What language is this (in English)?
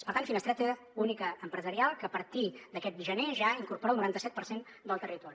Catalan